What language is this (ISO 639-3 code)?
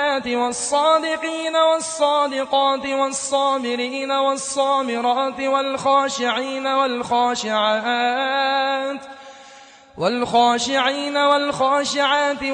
ara